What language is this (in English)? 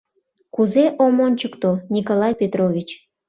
Mari